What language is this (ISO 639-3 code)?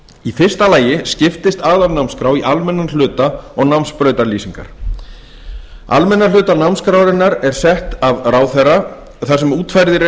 isl